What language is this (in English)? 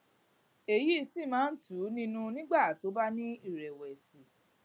Yoruba